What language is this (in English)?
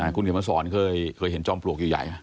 Thai